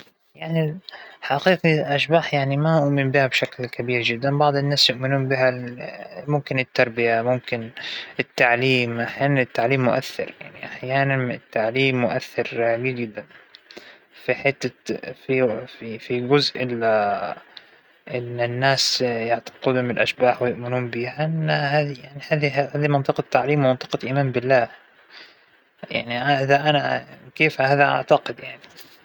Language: Hijazi Arabic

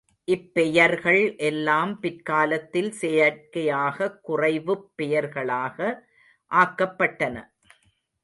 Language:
Tamil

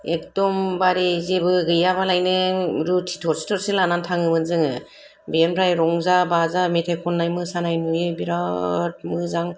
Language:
Bodo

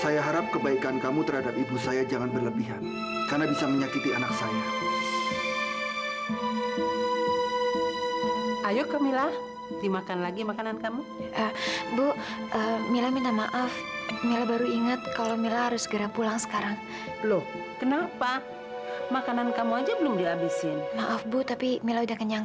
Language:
Indonesian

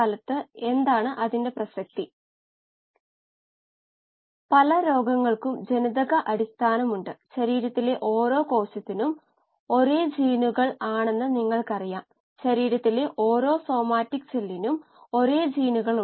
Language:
Malayalam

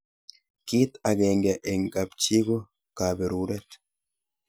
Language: Kalenjin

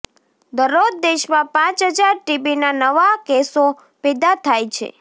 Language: Gujarati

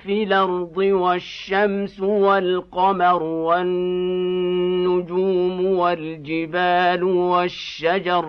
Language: Arabic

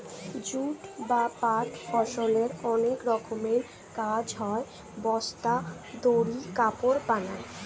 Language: Bangla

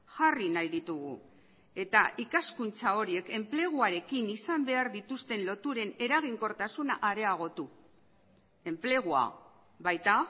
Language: Basque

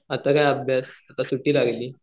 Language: Marathi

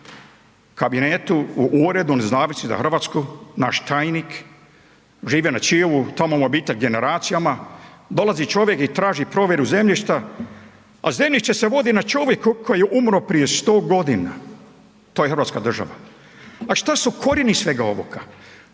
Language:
Croatian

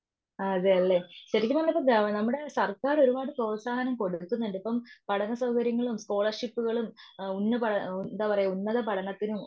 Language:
Malayalam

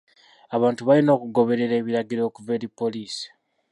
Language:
Ganda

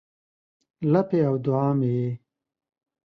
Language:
Pashto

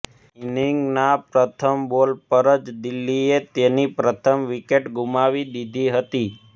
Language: Gujarati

